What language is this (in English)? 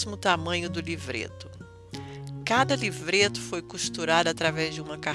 Portuguese